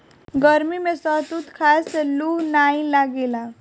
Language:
Bhojpuri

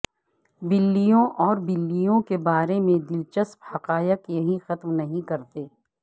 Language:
Urdu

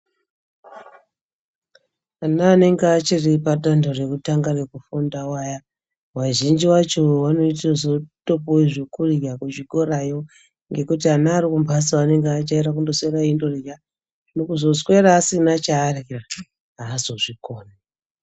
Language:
Ndau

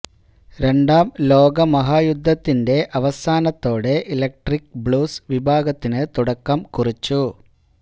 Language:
Malayalam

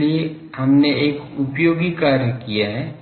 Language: Hindi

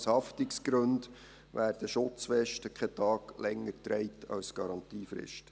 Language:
Swiss German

